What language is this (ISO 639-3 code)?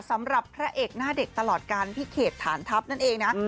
tha